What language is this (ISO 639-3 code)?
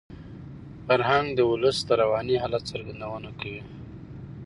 pus